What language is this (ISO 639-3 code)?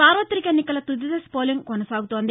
tel